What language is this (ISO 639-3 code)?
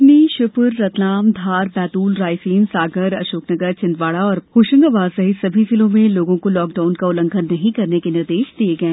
hin